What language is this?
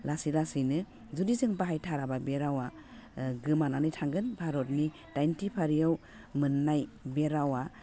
Bodo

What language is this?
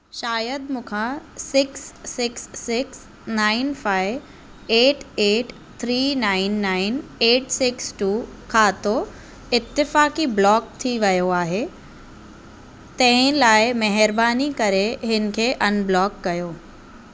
Sindhi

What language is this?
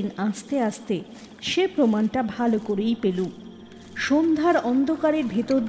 Bangla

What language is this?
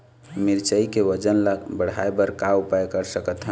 Chhattisgarhi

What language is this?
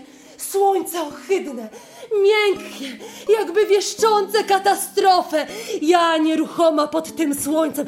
Polish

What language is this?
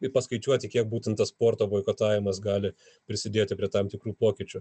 Lithuanian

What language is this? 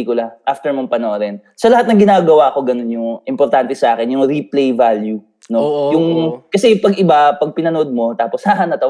Filipino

